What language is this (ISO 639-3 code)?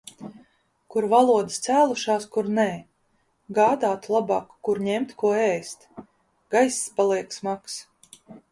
lav